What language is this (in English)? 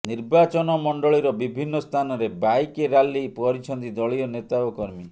Odia